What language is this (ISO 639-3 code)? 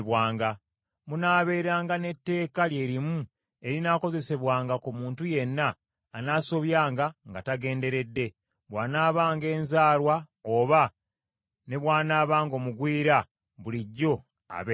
lug